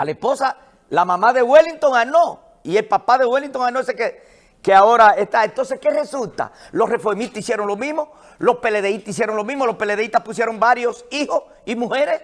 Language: Spanish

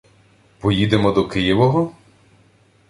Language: Ukrainian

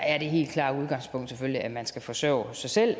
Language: Danish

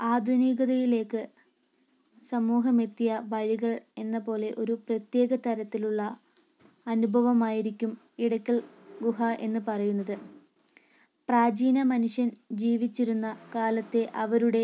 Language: Malayalam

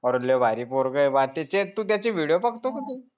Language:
Marathi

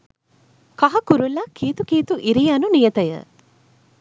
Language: Sinhala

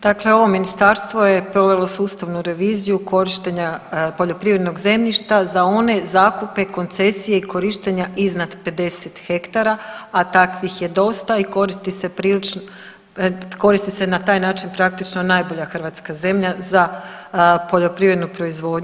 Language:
Croatian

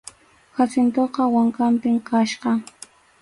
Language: Arequipa-La Unión Quechua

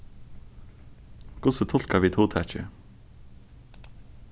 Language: Faroese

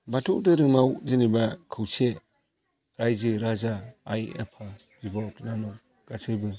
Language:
Bodo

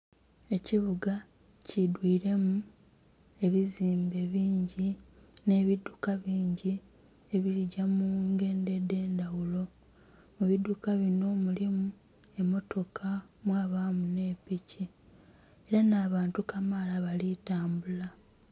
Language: Soga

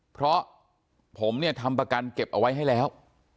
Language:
Thai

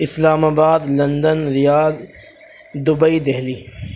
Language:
Urdu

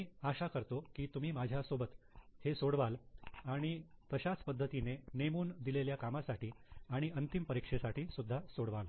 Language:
Marathi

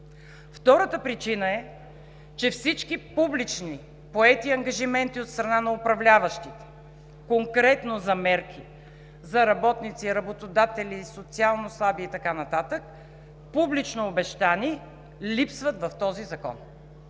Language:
Bulgarian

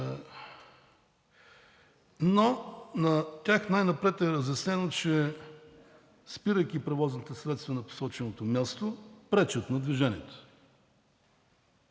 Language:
Bulgarian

